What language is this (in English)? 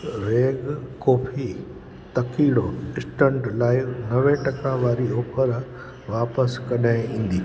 Sindhi